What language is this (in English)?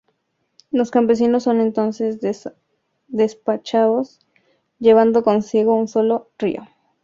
Spanish